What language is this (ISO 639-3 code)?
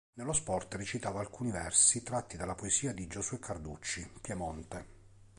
ita